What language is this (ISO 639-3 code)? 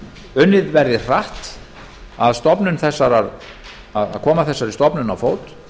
isl